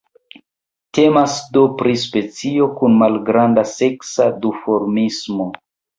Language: Esperanto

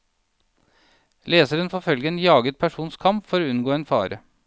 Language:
Norwegian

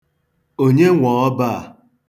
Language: Igbo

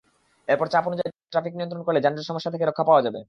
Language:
Bangla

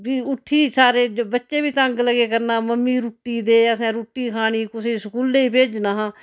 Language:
Dogri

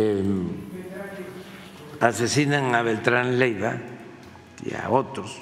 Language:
Spanish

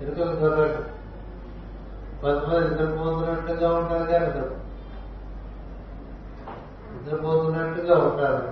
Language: Telugu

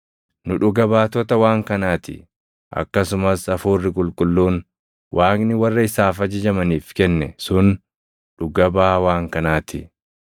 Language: Oromo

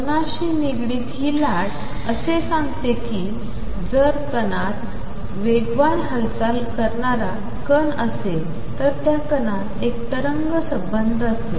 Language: Marathi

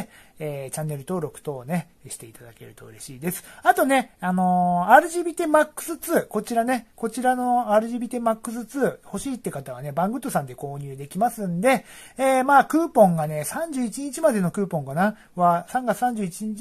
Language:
Japanese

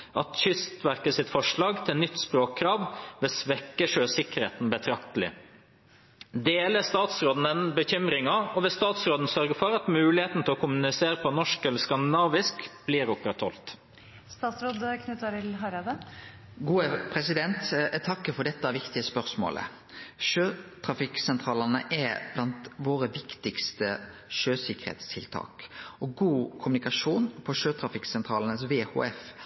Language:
Norwegian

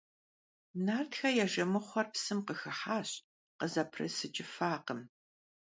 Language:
Kabardian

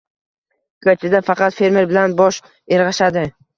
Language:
Uzbek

